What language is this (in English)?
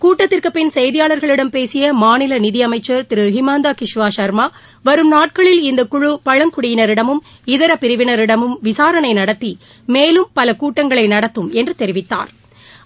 Tamil